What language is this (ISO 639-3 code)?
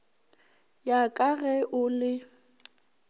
nso